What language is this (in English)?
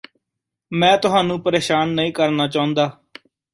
Punjabi